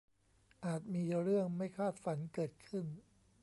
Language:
Thai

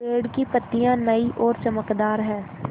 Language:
Hindi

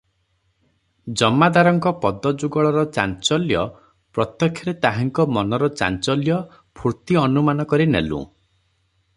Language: Odia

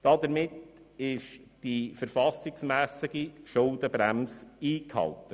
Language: Swiss German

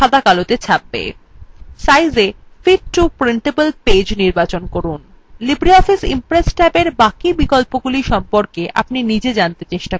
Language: Bangla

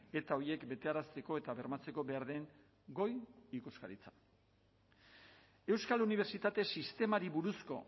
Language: Basque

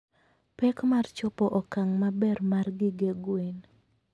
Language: Luo (Kenya and Tanzania)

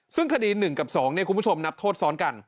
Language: Thai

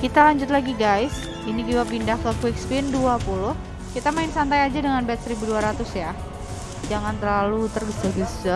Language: Indonesian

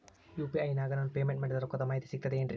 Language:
Kannada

